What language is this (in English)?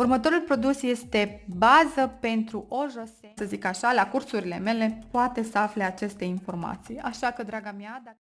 Romanian